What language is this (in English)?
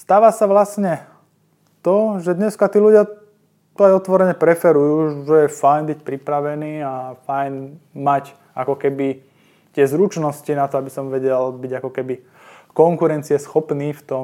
Slovak